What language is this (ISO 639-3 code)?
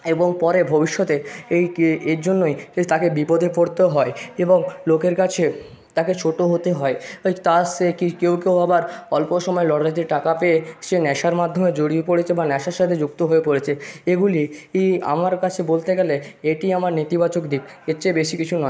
ben